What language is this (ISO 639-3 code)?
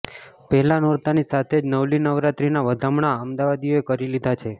guj